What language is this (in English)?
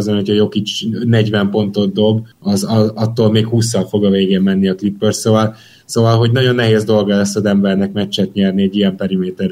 Hungarian